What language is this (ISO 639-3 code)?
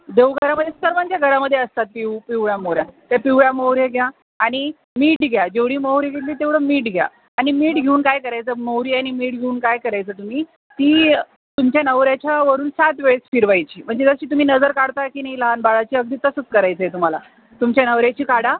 mar